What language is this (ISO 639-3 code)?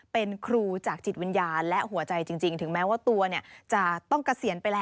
tha